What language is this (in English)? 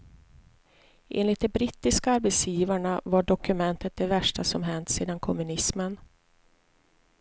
Swedish